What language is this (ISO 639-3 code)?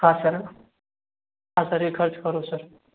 guj